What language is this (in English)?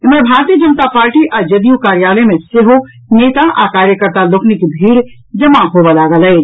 Maithili